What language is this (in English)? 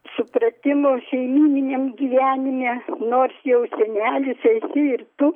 Lithuanian